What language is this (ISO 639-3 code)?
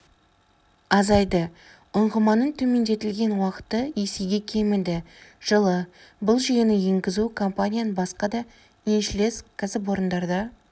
kaz